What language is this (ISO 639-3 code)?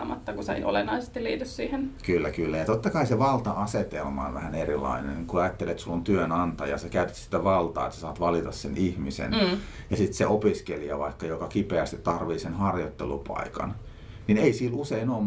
fin